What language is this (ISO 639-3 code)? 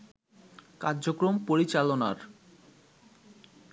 ben